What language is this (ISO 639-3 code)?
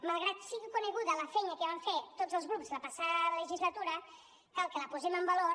cat